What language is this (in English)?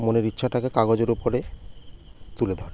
Bangla